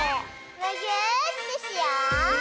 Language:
Japanese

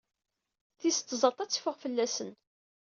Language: Kabyle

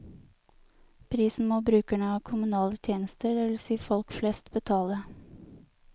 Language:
Norwegian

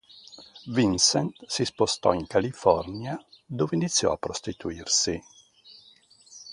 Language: Italian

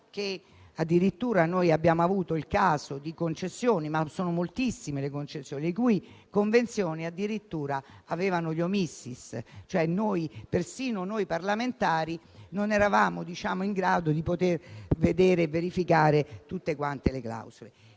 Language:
Italian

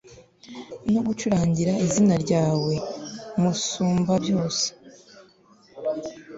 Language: Kinyarwanda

